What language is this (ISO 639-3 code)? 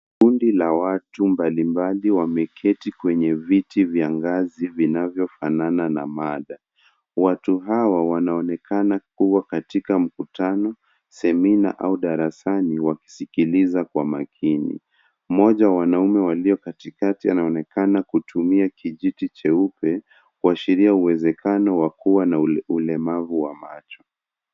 swa